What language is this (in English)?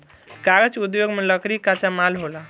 Bhojpuri